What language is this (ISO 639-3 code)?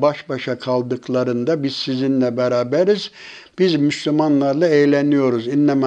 tur